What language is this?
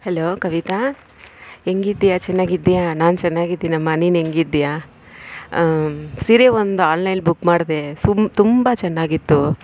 Kannada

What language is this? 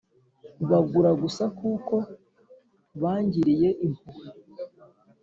Kinyarwanda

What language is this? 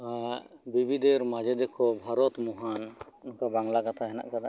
Santali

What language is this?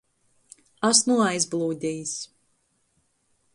Latgalian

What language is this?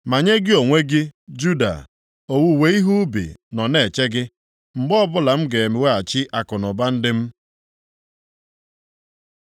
Igbo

